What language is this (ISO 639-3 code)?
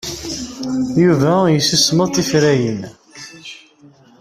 kab